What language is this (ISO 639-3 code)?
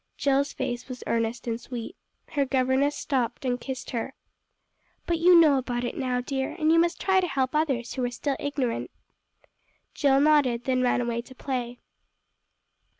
eng